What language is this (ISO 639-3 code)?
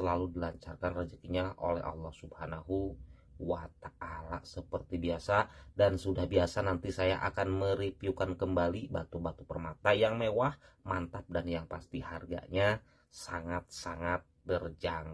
ind